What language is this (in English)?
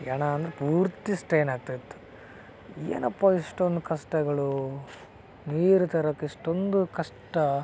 Kannada